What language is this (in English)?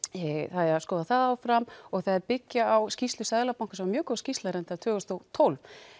Icelandic